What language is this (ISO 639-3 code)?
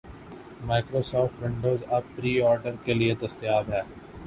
urd